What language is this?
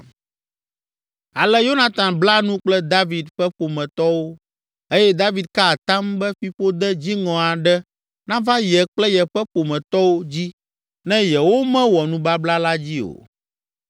Ewe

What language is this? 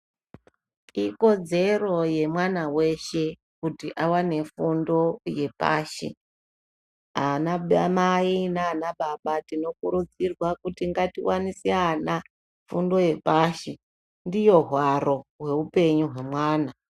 Ndau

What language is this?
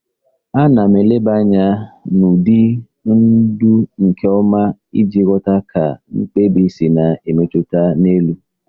Igbo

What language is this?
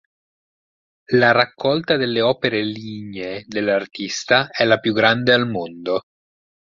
Italian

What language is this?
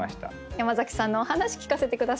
Japanese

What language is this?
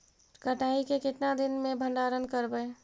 Magahi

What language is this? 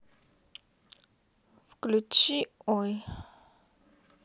Russian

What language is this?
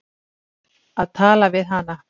Icelandic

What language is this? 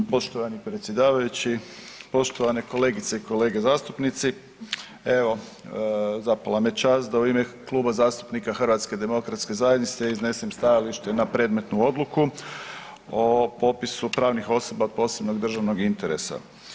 Croatian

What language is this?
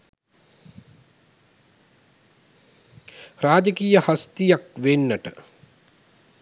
Sinhala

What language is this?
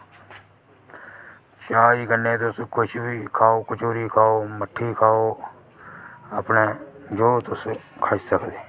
Dogri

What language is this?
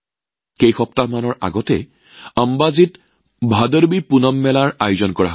Assamese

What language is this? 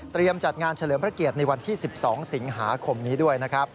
Thai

